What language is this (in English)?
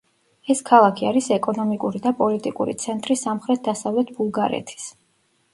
Georgian